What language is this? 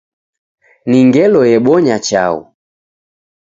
Taita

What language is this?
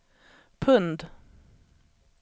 Swedish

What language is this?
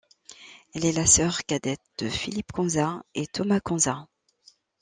French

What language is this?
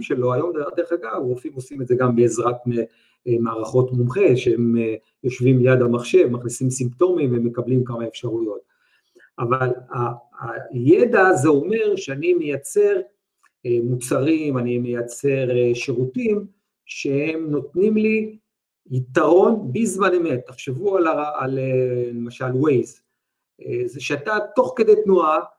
Hebrew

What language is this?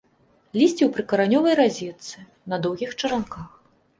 Belarusian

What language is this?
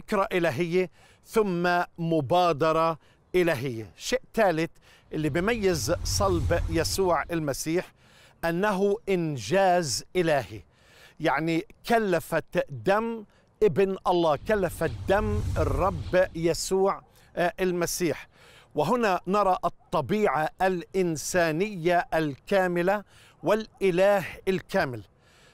Arabic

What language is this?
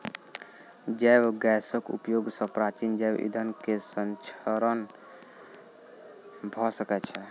Maithili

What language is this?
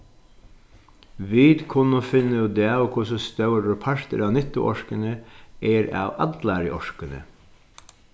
Faroese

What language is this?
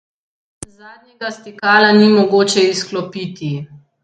Slovenian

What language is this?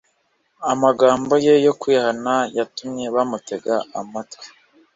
Kinyarwanda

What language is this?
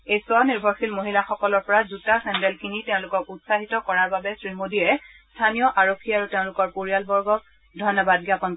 Assamese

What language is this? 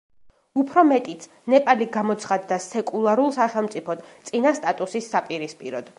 Georgian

